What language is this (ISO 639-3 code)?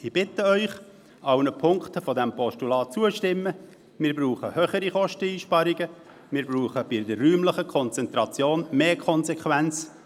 gsw